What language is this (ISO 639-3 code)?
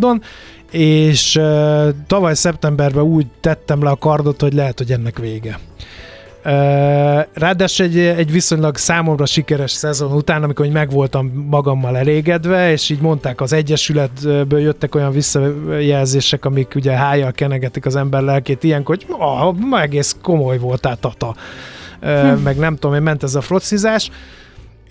hun